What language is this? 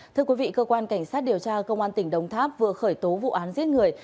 Vietnamese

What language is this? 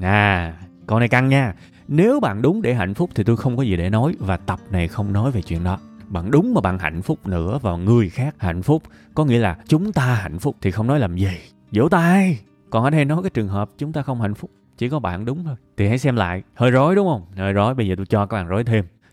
Vietnamese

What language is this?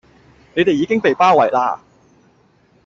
Cantonese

